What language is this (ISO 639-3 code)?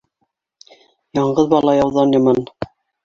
bak